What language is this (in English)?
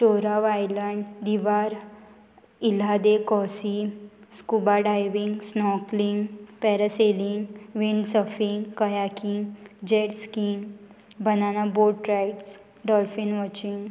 Konkani